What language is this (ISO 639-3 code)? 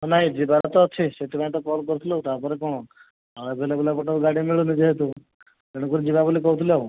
ori